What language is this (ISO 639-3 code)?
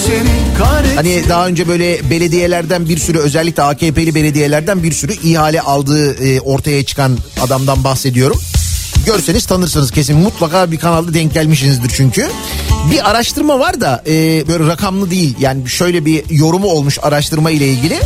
tur